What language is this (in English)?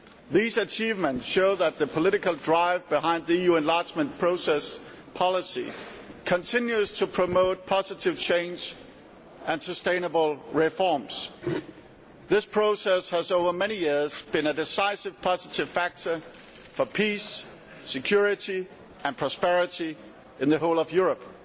English